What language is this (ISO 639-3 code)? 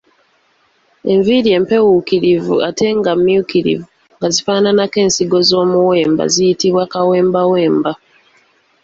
lug